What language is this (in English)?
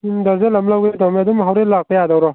Manipuri